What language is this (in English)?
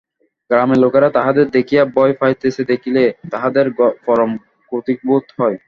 Bangla